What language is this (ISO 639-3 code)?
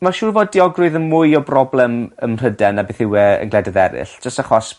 cym